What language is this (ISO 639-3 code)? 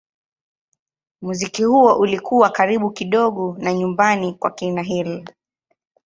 swa